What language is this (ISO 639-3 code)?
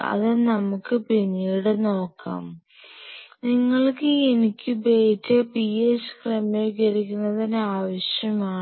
mal